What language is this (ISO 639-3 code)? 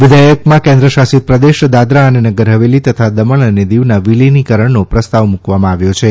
guj